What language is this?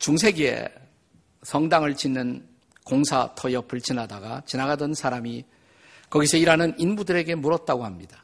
Korean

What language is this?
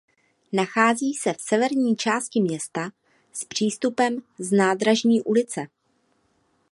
Czech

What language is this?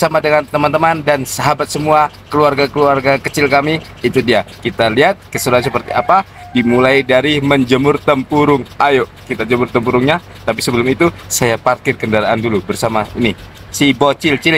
Indonesian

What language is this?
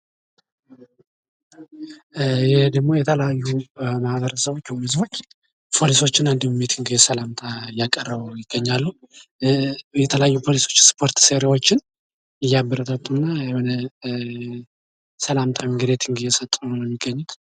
Amharic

